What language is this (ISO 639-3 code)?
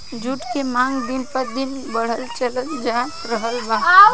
bho